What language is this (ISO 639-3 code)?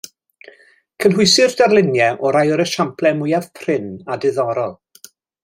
cym